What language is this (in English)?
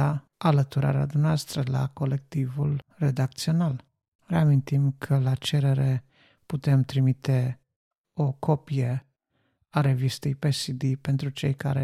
Romanian